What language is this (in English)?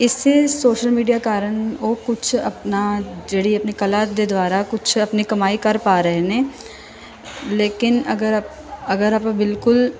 Punjabi